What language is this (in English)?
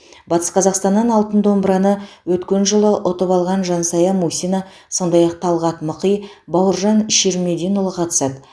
Kazakh